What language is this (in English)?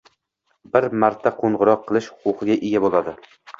Uzbek